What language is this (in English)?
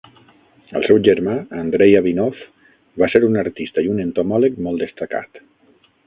Catalan